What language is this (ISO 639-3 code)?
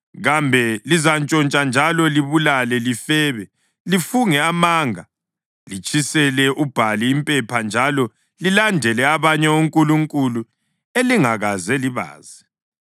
nde